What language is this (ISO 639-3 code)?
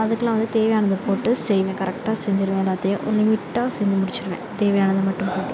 tam